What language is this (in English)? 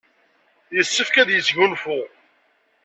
Kabyle